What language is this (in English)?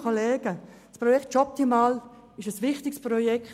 Swiss German